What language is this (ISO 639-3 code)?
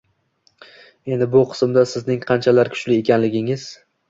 uzb